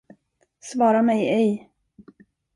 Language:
Swedish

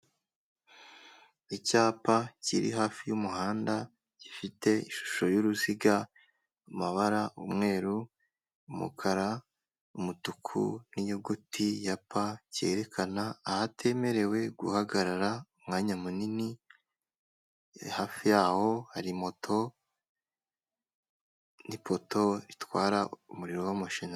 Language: Kinyarwanda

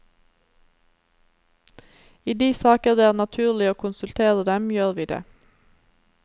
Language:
Norwegian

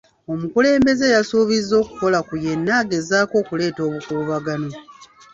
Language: Ganda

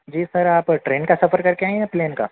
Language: Urdu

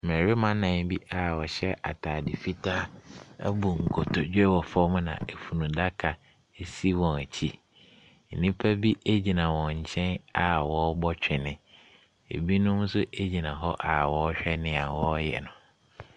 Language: Akan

